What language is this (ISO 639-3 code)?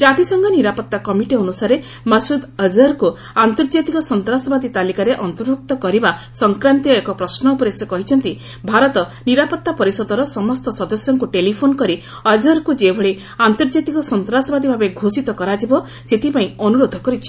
ori